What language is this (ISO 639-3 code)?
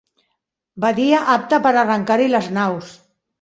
cat